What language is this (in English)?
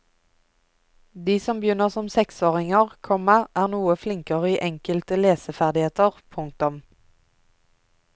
Norwegian